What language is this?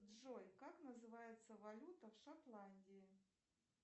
Russian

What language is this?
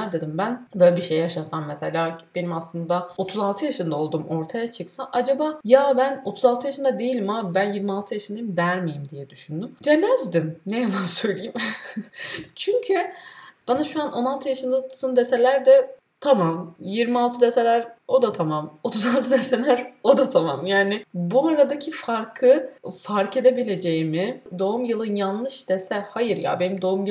Turkish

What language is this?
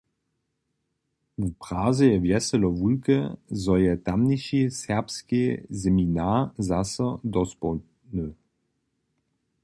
Upper Sorbian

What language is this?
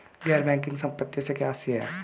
Hindi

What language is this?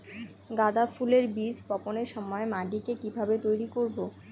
Bangla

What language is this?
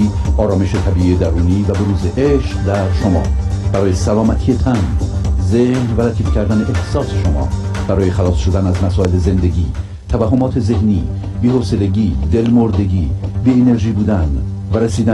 Persian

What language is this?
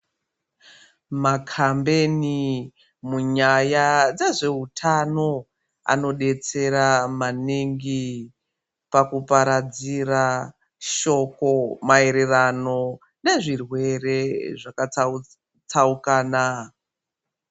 Ndau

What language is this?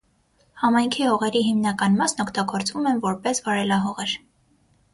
Armenian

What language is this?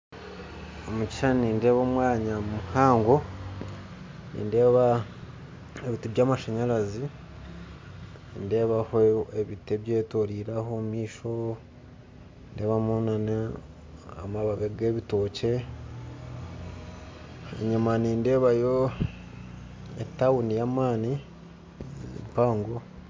Nyankole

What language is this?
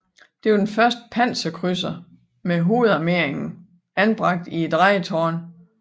Danish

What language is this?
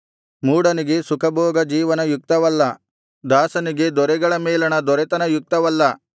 Kannada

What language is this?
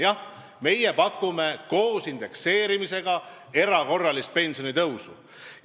Estonian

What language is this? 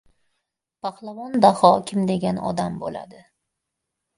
Uzbek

